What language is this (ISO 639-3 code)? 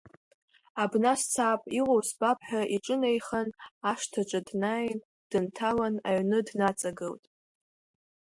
abk